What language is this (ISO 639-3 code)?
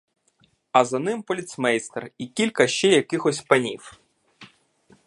ukr